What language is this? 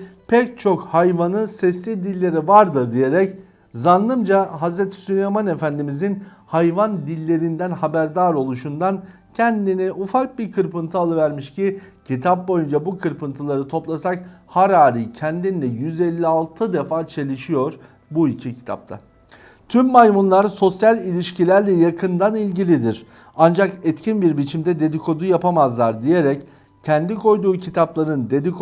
Turkish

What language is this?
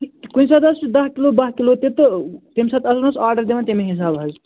Kashmiri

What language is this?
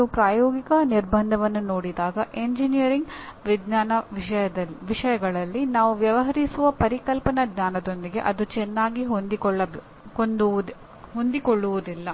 Kannada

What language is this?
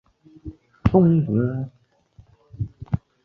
Chinese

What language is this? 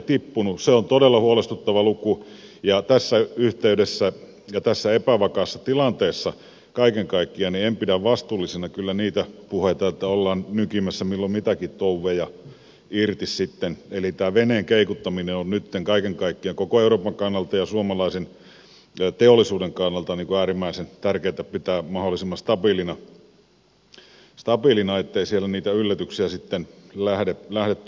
Finnish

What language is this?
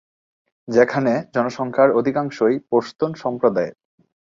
Bangla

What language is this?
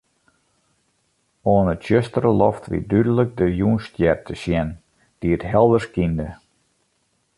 Western Frisian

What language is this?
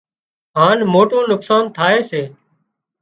Wadiyara Koli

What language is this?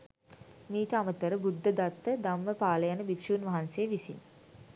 Sinhala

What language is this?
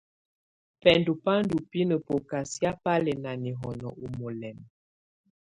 Tunen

